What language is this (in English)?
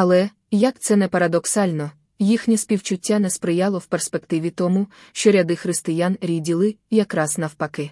Ukrainian